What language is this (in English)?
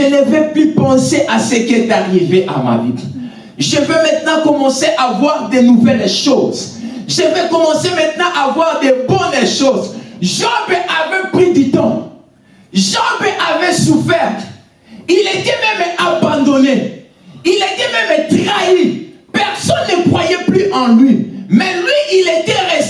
French